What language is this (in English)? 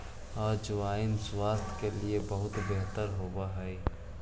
Magahi